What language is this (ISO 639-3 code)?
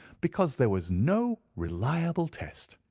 eng